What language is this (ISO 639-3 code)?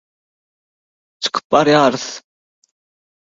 tuk